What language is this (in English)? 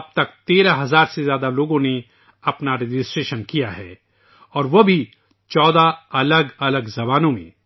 Urdu